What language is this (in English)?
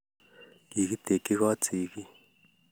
Kalenjin